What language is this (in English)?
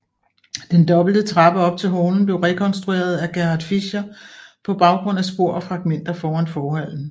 Danish